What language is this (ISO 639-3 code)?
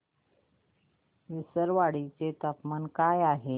mar